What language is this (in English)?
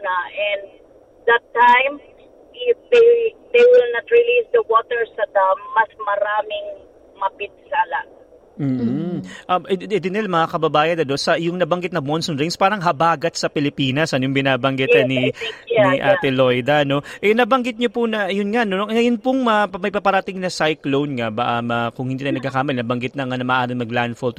Filipino